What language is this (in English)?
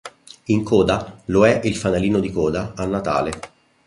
Italian